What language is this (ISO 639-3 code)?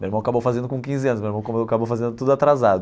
por